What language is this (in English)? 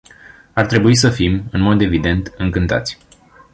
Romanian